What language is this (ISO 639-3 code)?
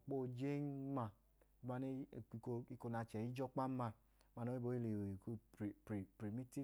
idu